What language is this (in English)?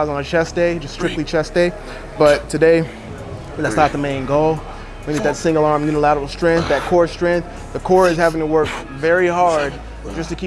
English